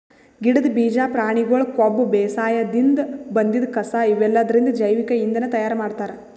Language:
Kannada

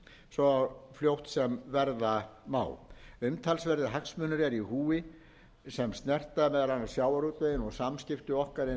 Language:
Icelandic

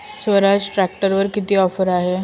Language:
Marathi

